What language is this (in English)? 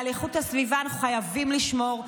Hebrew